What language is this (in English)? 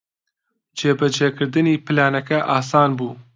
Central Kurdish